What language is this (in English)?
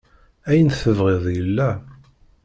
Kabyle